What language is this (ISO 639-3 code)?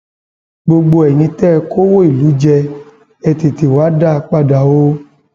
yor